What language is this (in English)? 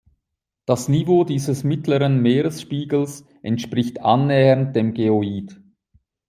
German